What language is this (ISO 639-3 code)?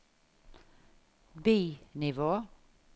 nor